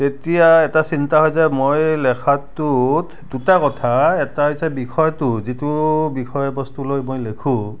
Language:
Assamese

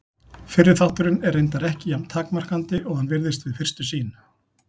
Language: Icelandic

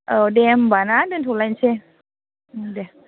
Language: Bodo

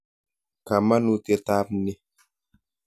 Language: Kalenjin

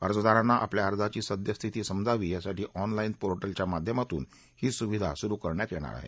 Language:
Marathi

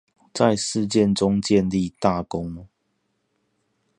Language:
Chinese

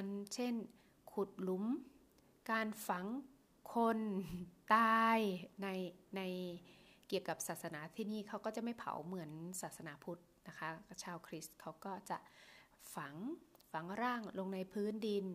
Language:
Thai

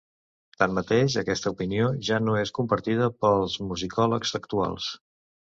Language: Catalan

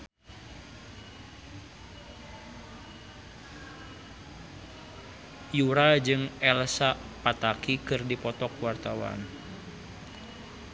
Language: Sundanese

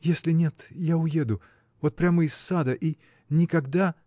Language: Russian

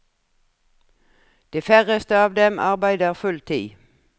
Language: Norwegian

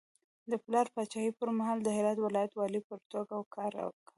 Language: Pashto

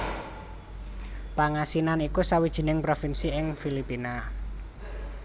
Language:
Javanese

